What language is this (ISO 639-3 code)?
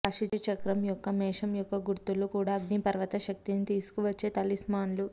tel